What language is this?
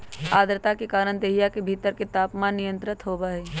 Magahi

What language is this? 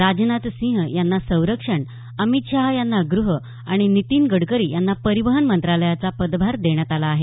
Marathi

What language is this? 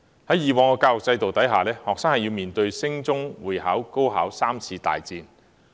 Cantonese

